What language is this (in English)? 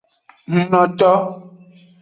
Aja (Benin)